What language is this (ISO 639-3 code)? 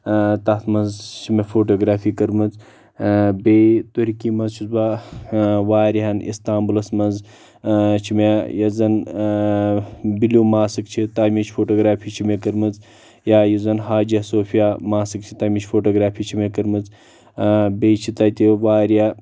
kas